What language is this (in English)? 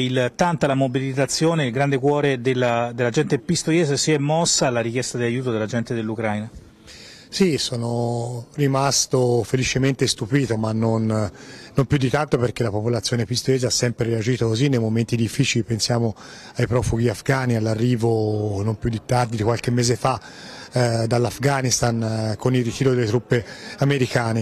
Italian